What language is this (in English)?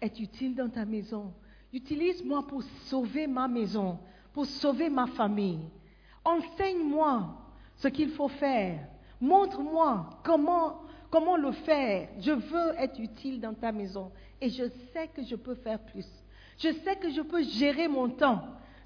French